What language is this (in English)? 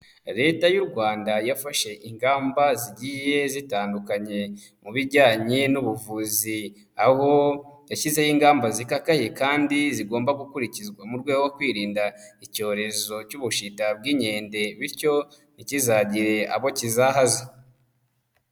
Kinyarwanda